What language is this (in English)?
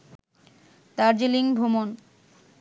Bangla